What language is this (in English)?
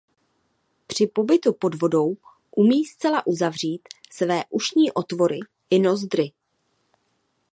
Czech